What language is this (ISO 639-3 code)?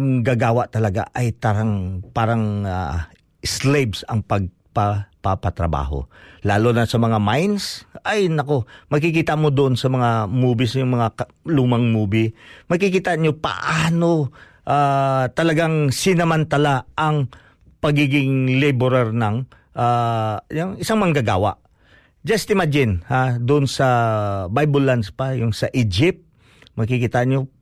fil